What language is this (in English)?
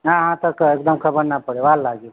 Gujarati